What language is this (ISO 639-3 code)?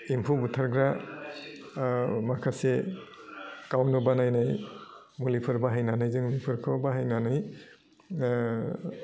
brx